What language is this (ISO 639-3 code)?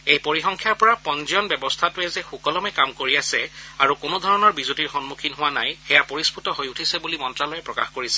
asm